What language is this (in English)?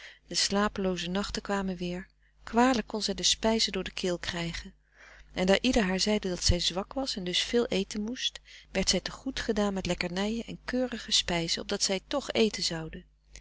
Dutch